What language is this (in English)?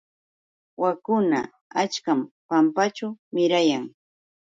Yauyos Quechua